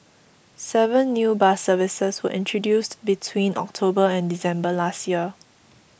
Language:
English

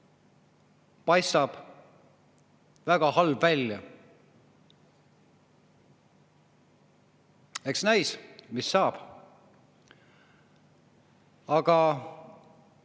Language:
Estonian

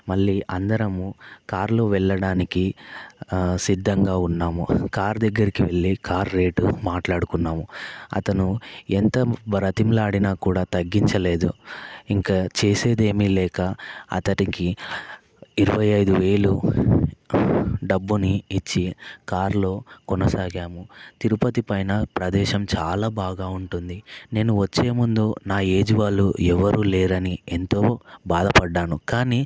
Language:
Telugu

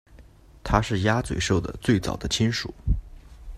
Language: Chinese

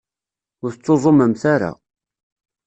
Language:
Kabyle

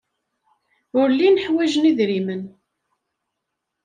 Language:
Kabyle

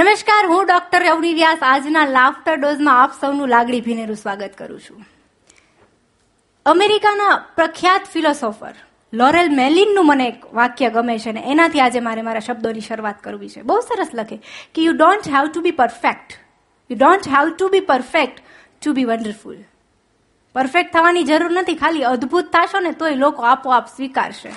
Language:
Gujarati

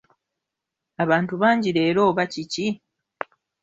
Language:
Ganda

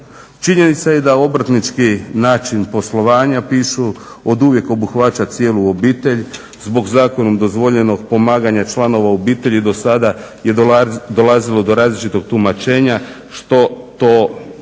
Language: Croatian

